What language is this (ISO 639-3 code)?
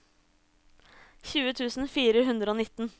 nor